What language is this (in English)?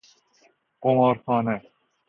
Persian